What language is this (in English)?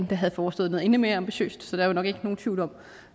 Danish